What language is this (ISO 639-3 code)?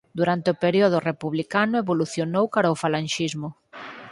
glg